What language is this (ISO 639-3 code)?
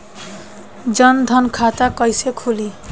bho